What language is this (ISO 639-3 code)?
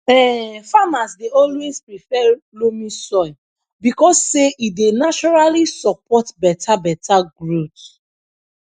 pcm